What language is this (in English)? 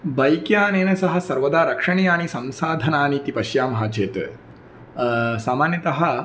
Sanskrit